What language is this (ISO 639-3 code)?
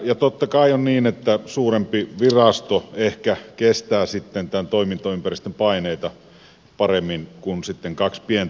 fin